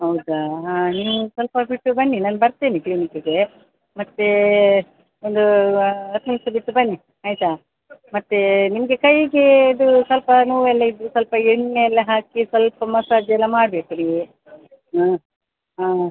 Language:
Kannada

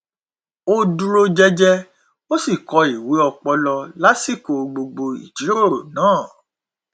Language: Yoruba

